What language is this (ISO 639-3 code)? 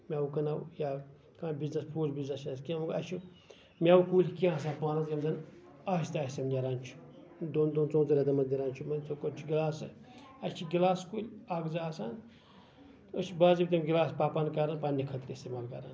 kas